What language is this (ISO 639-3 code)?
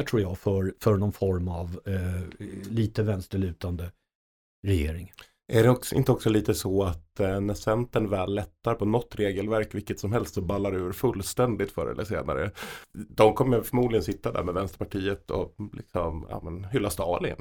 swe